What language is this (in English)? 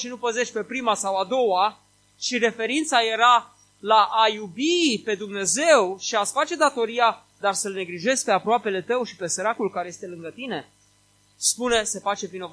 Romanian